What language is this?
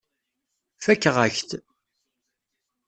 Kabyle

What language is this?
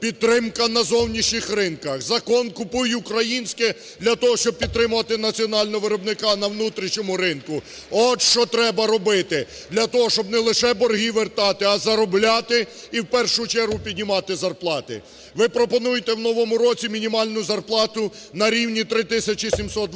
Ukrainian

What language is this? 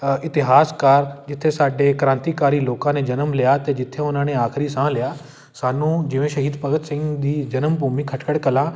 Punjabi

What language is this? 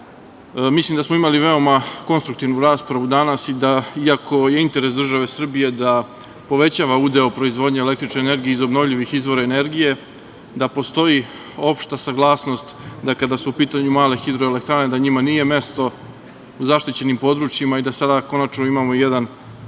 Serbian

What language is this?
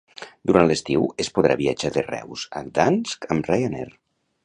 Catalan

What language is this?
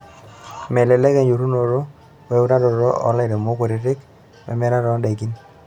Masai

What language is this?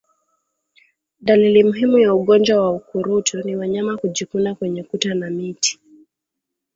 Swahili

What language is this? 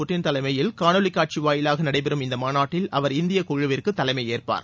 Tamil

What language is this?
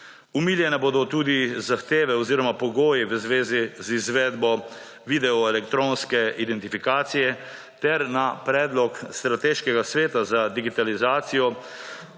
Slovenian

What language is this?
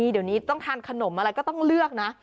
Thai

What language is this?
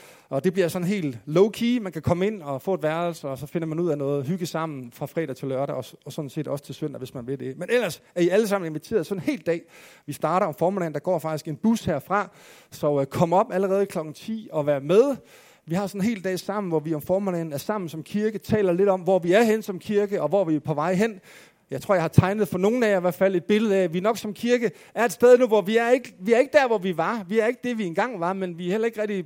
Danish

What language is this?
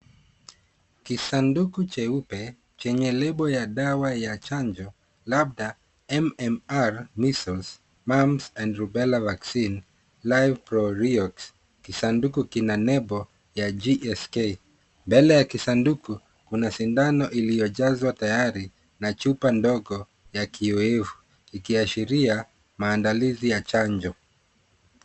Swahili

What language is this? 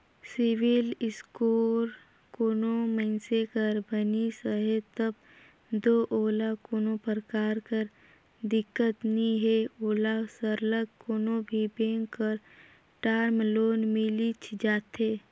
Chhattisgarhi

